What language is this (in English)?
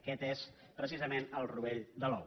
Catalan